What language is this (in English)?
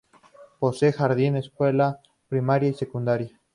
Spanish